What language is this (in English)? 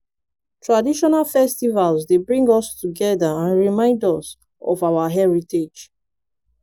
Nigerian Pidgin